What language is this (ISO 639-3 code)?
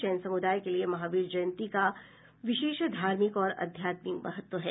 hin